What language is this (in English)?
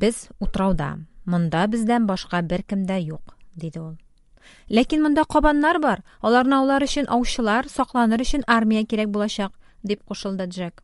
Turkish